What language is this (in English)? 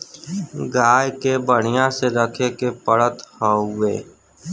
Bhojpuri